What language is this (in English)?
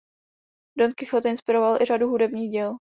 Czech